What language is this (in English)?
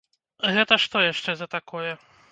Belarusian